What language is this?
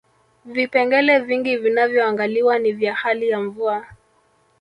Swahili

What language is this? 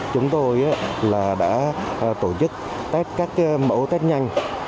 Vietnamese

